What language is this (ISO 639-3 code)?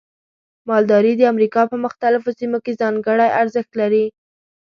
pus